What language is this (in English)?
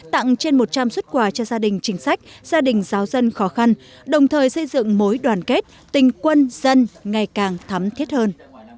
Vietnamese